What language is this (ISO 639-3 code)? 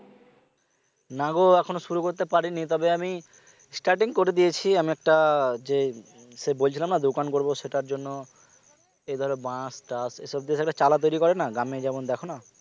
ben